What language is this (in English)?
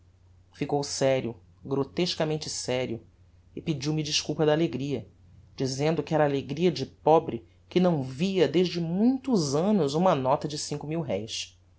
Portuguese